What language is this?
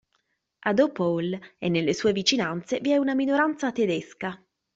Italian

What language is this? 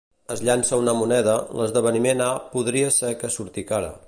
Catalan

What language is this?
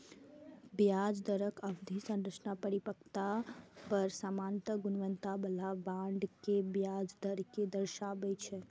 Maithili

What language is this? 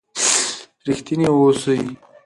Pashto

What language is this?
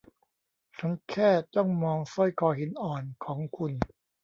Thai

